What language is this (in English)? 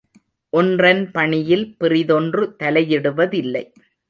Tamil